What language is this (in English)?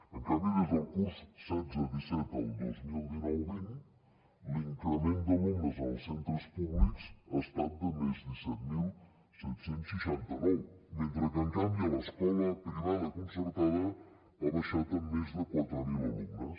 Catalan